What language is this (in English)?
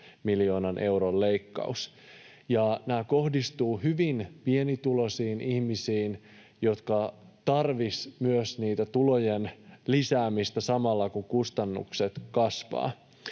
Finnish